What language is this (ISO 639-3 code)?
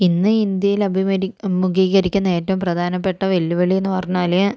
mal